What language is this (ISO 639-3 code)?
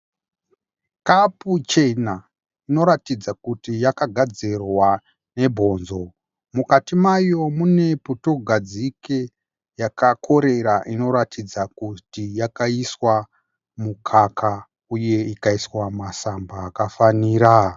sna